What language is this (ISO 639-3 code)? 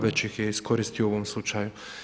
hrv